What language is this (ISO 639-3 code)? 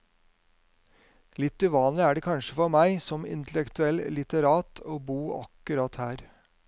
nor